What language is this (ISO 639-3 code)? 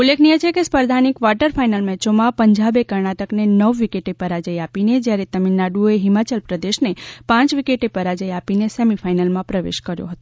guj